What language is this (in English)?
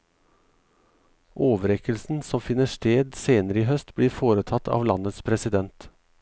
Norwegian